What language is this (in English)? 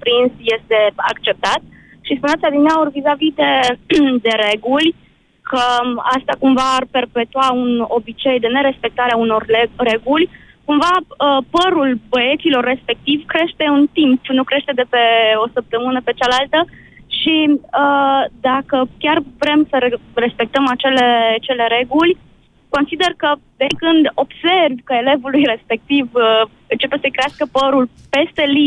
Romanian